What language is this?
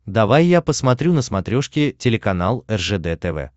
Russian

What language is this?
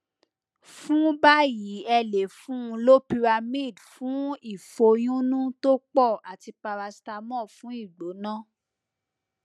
Yoruba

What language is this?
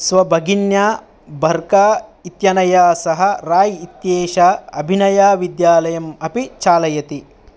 Sanskrit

